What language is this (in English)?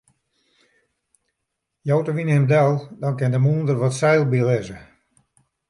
Western Frisian